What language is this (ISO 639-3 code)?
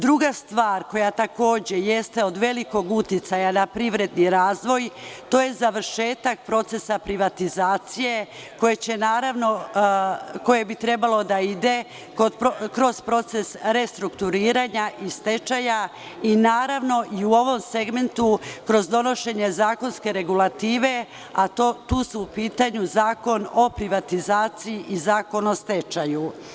srp